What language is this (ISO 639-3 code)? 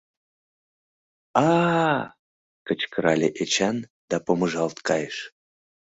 chm